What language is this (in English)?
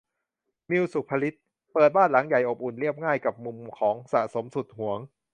Thai